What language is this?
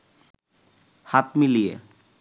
Bangla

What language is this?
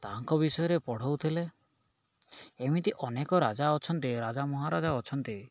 Odia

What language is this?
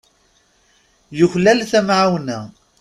Kabyle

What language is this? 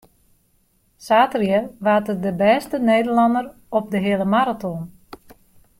Western Frisian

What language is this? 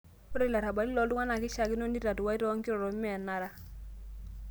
Masai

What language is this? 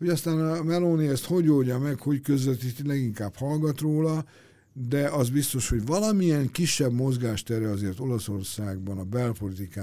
Hungarian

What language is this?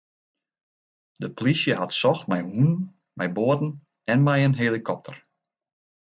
Western Frisian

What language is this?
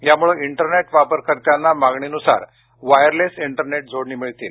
Marathi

